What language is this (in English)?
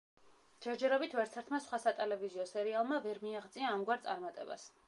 Georgian